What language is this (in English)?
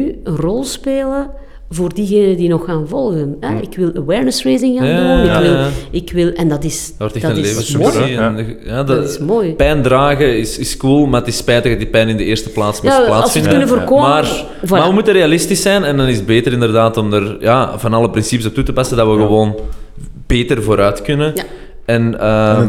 Dutch